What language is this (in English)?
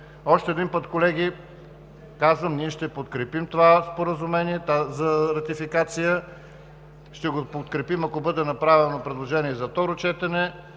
Bulgarian